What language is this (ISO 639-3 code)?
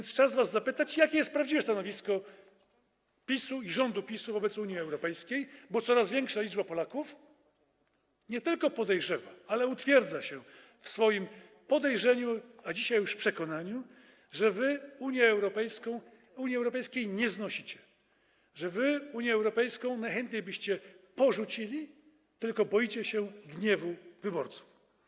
pol